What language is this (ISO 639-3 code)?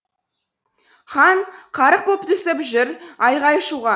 kaz